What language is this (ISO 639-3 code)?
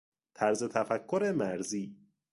fas